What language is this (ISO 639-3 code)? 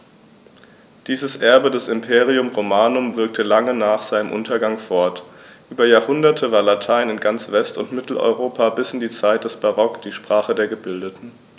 deu